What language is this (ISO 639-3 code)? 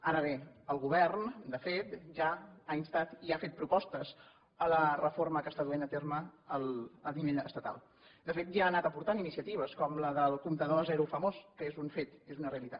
cat